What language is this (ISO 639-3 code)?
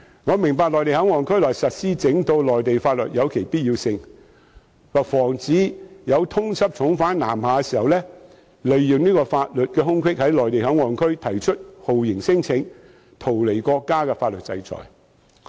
yue